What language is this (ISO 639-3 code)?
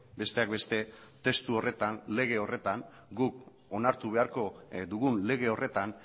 eus